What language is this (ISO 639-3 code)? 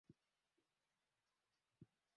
swa